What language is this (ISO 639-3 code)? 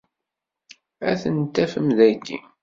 kab